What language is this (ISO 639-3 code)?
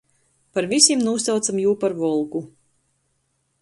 ltg